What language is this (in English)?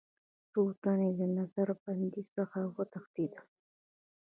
Pashto